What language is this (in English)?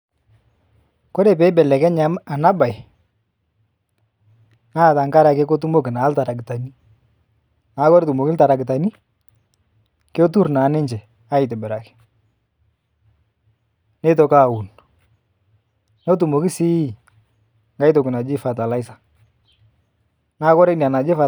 Masai